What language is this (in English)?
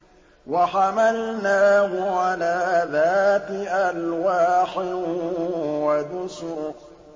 Arabic